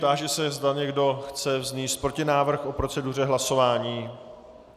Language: Czech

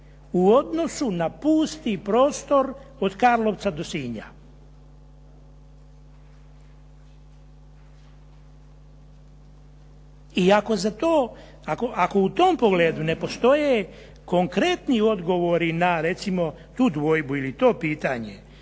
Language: Croatian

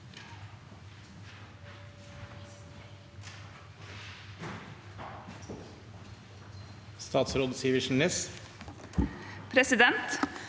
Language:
Norwegian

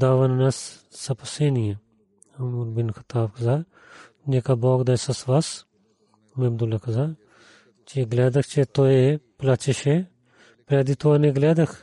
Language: Bulgarian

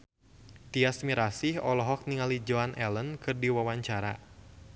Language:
Sundanese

